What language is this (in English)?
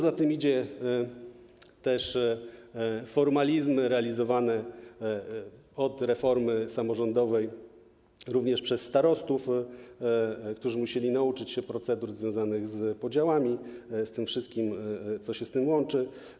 Polish